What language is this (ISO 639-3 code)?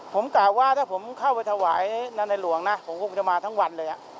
tha